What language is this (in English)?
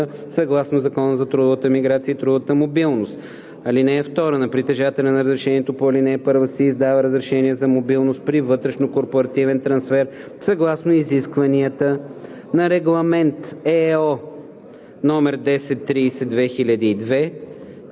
Bulgarian